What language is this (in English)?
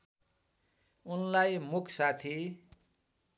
Nepali